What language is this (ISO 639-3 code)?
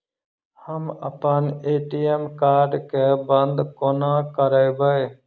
mai